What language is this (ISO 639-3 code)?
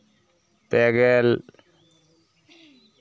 sat